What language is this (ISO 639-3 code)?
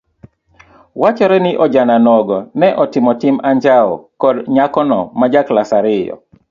luo